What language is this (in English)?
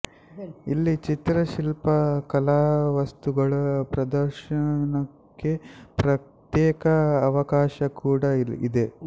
Kannada